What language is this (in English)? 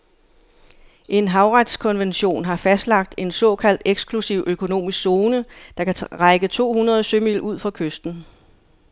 Danish